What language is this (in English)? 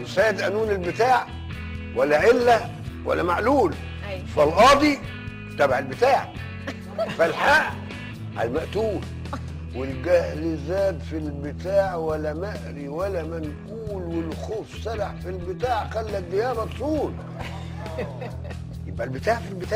Arabic